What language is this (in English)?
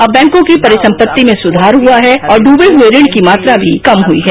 Hindi